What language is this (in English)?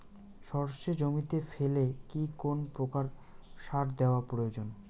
Bangla